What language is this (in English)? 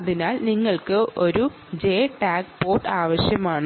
Malayalam